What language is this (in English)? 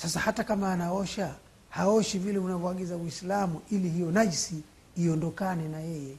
Swahili